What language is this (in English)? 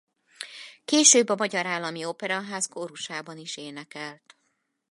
Hungarian